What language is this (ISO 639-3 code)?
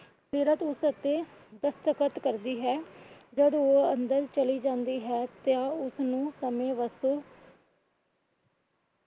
pan